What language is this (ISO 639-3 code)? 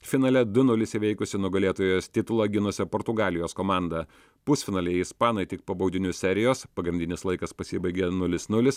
lit